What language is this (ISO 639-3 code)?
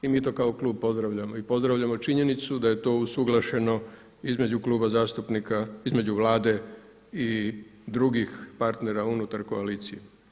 hrv